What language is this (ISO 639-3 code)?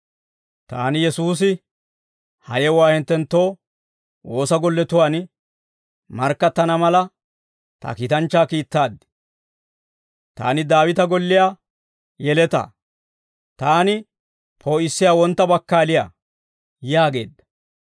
dwr